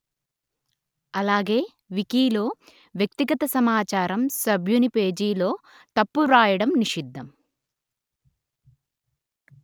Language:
Telugu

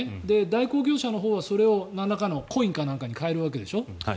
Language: Japanese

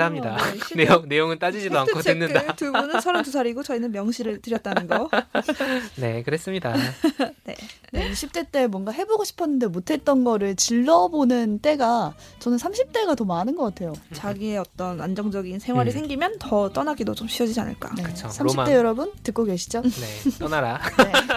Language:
Korean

